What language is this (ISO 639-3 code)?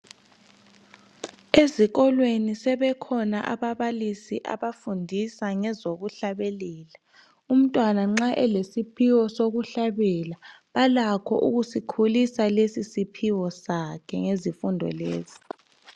nde